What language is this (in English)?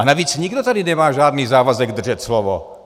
Czech